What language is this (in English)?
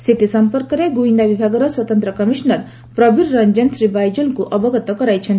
Odia